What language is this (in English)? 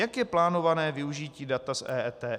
Czech